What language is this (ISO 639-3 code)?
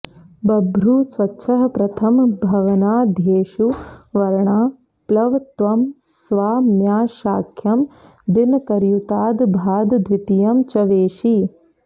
san